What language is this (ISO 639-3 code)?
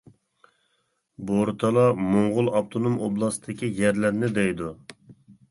uig